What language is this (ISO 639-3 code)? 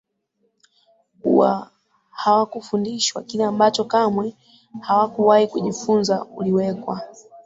swa